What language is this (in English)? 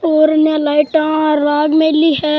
Rajasthani